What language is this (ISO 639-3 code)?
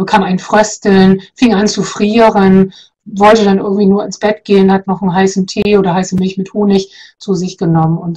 deu